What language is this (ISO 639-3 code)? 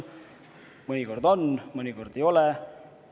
est